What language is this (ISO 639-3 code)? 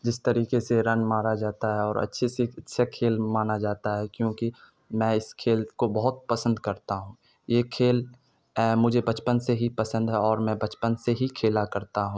urd